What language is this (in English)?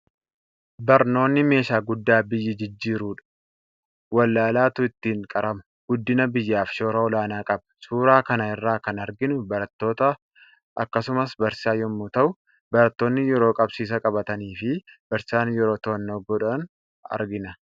Oromo